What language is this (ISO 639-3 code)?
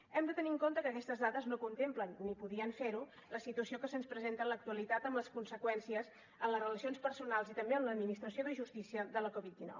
cat